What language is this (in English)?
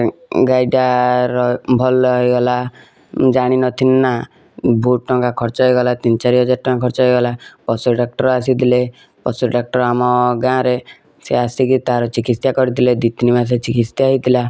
Odia